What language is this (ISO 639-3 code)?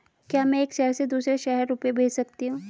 hin